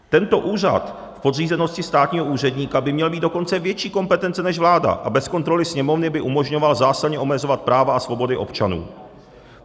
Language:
Czech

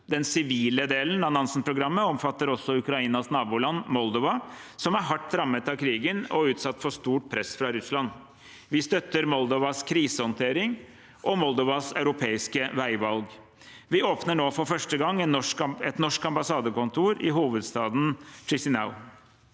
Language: Norwegian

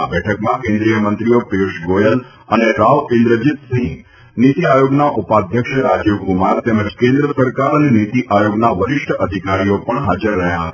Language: Gujarati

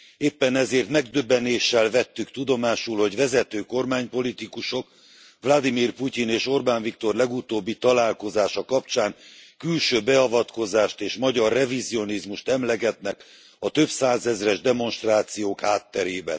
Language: Hungarian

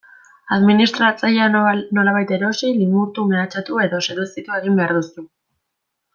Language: Basque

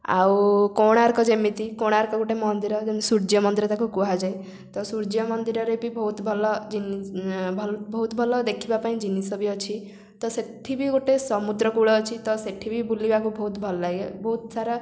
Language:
Odia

